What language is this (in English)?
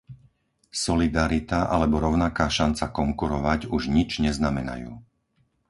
Slovak